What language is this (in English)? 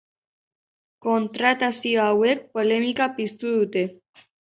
Basque